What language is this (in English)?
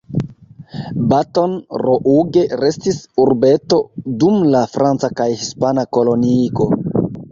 Esperanto